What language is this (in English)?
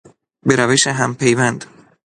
Persian